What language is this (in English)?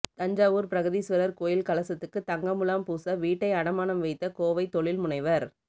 Tamil